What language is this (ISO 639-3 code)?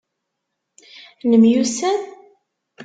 kab